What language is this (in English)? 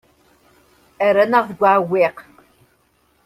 Kabyle